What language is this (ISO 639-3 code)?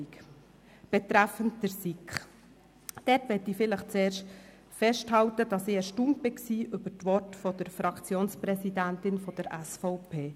gsw